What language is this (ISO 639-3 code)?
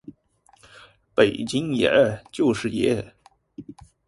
zho